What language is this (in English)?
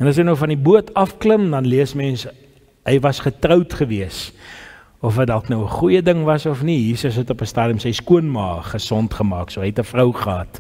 Dutch